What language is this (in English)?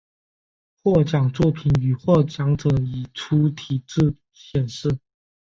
Chinese